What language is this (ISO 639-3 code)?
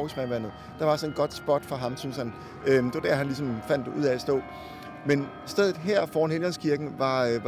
dan